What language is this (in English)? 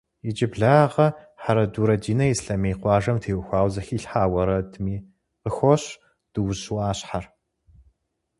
Kabardian